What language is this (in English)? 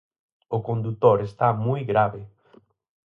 Galician